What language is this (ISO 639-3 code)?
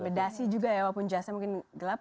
ind